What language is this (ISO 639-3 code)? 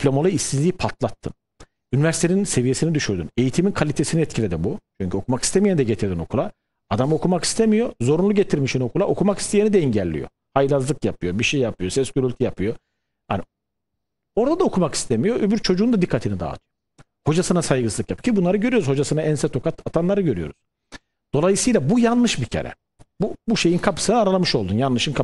tur